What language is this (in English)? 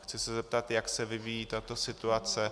Czech